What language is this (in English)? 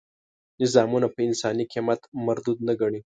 Pashto